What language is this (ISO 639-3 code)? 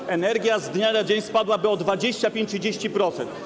pol